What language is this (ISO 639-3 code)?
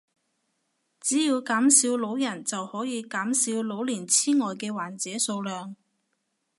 yue